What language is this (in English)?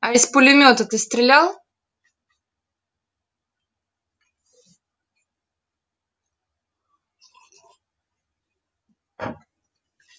Russian